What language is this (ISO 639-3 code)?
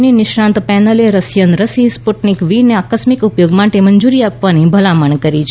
guj